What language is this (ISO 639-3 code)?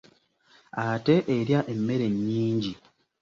lug